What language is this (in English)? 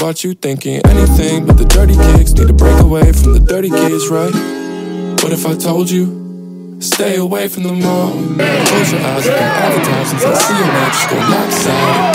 English